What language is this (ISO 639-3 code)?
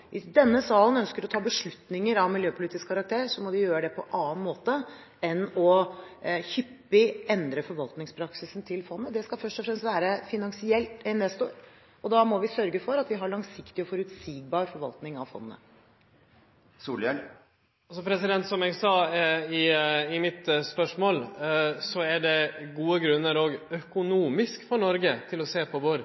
nor